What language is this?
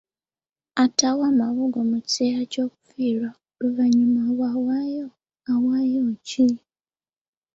Ganda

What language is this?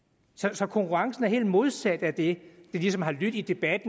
Danish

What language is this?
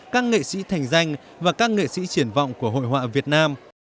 Vietnamese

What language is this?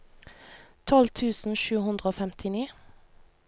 Norwegian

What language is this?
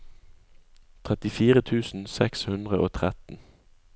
Norwegian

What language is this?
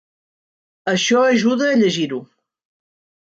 Catalan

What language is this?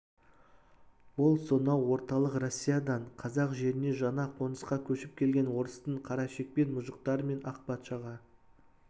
Kazakh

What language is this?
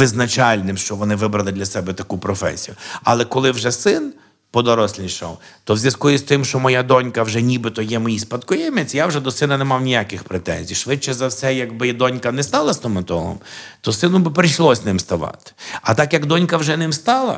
Ukrainian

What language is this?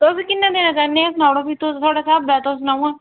Dogri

